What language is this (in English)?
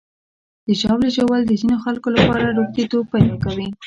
Pashto